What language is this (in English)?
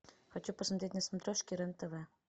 Russian